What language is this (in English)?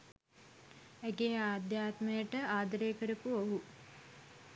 Sinhala